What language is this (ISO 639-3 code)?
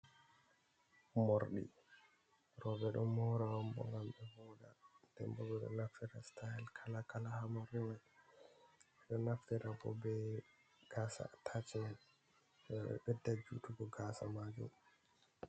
ful